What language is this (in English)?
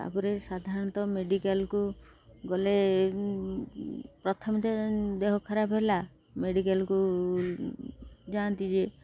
Odia